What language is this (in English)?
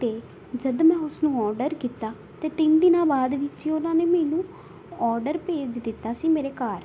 Punjabi